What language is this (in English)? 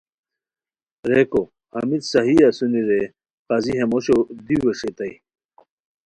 Khowar